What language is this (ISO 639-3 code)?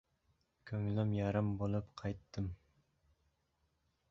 uzb